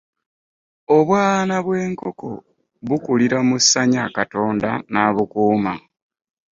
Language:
Ganda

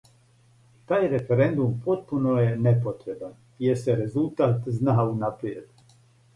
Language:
Serbian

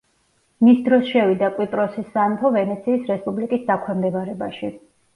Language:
Georgian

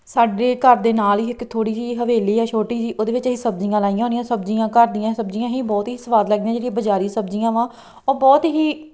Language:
Punjabi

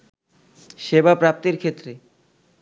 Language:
Bangla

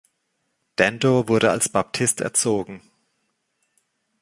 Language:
German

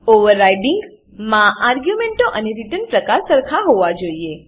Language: Gujarati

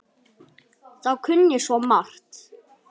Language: Icelandic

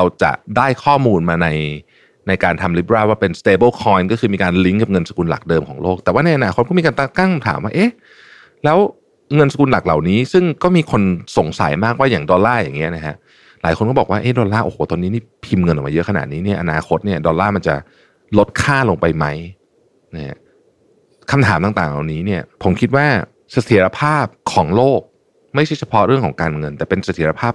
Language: Thai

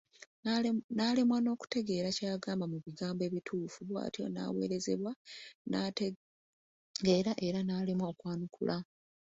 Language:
Ganda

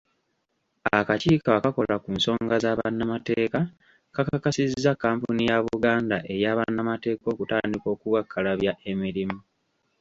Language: Ganda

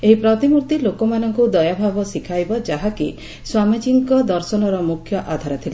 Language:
Odia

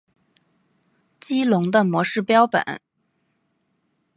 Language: Chinese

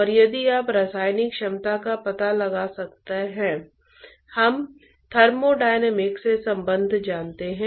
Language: Hindi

